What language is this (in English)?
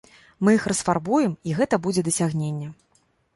Belarusian